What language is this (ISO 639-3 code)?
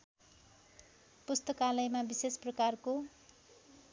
nep